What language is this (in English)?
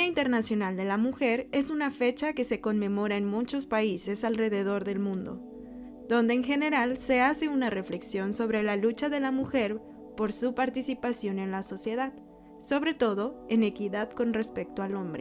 Spanish